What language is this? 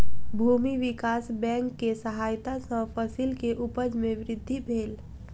Maithili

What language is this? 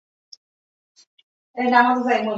Bangla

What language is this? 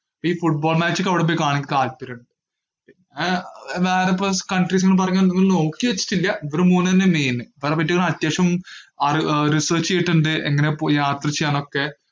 Malayalam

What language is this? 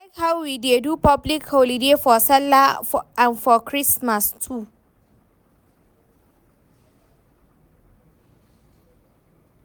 Nigerian Pidgin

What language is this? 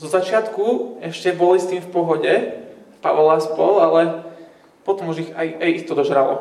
Slovak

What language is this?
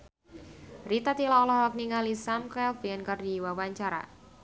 Sundanese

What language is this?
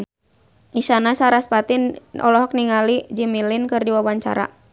Sundanese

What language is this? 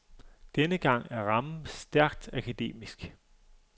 Danish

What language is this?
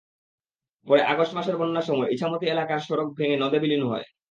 Bangla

